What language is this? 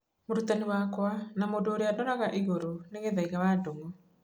Kikuyu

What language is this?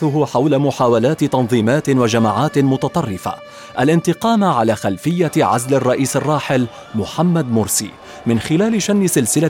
Arabic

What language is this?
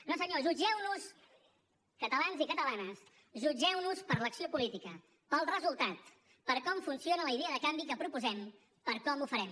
Catalan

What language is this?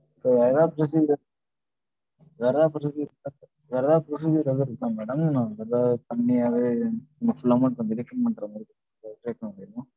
Tamil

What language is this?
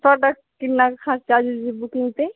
Punjabi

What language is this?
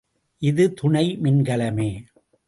Tamil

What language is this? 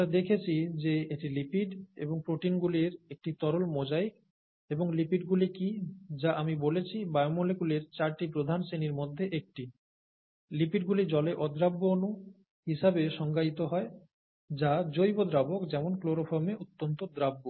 Bangla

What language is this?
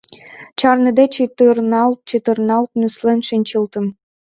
Mari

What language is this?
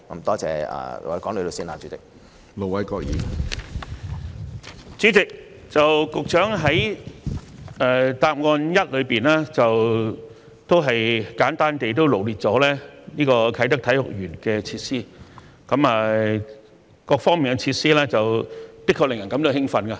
Cantonese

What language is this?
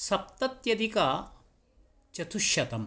Sanskrit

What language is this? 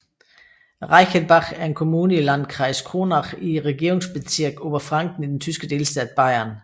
Danish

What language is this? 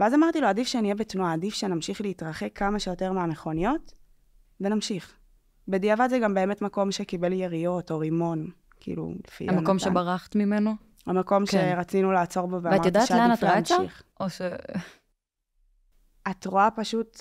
Hebrew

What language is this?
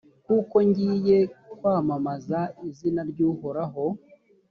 Kinyarwanda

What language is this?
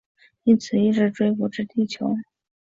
Chinese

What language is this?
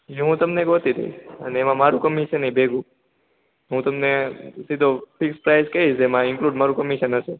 Gujarati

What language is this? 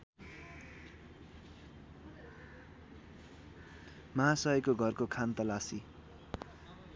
Nepali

